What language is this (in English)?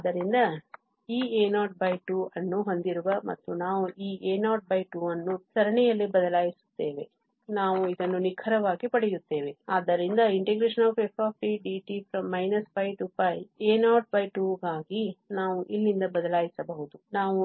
Kannada